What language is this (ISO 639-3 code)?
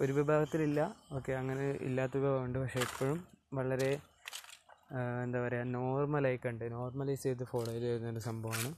mal